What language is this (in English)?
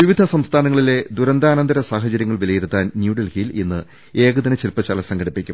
Malayalam